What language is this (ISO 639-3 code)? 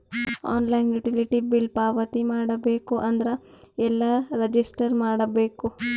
kan